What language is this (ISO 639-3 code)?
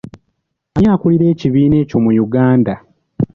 lug